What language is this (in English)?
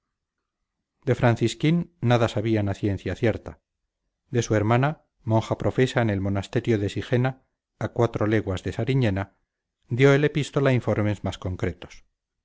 Spanish